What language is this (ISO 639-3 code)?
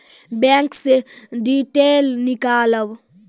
mai